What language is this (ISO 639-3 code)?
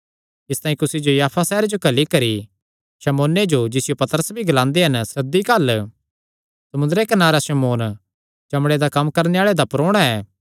xnr